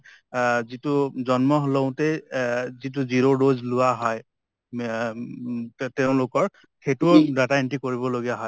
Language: Assamese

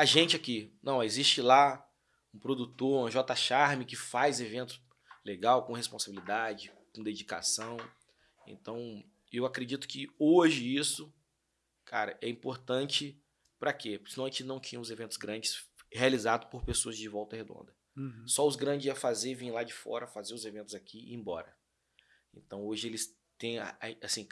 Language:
Portuguese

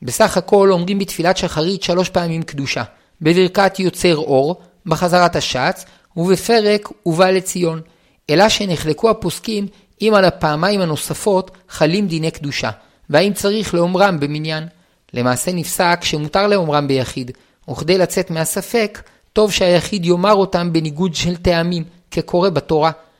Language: Hebrew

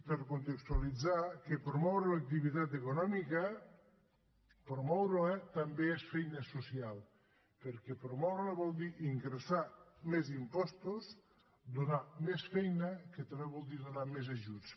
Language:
Catalan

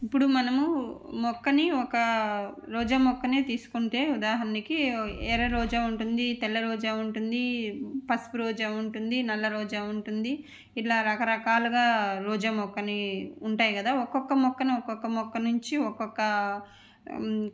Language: Telugu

